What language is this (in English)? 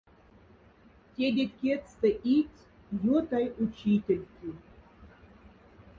Moksha